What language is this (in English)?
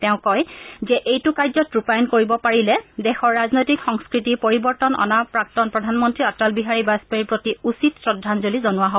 Assamese